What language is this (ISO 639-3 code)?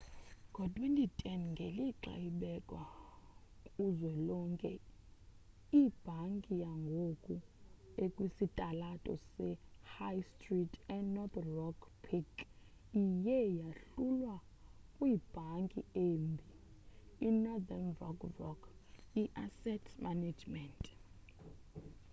xho